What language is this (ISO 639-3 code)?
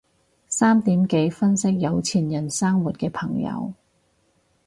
yue